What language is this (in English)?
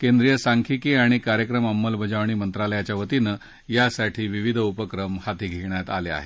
Marathi